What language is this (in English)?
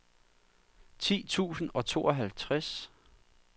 Danish